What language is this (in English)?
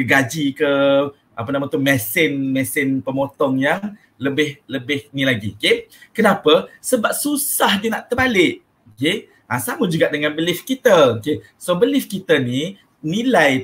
Malay